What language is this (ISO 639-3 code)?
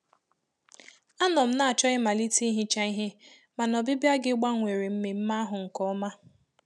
ibo